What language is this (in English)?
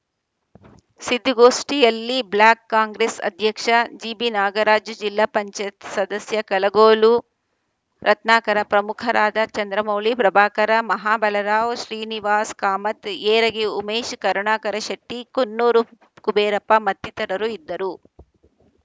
Kannada